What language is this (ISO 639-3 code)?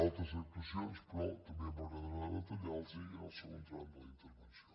cat